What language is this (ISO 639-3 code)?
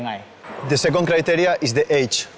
tha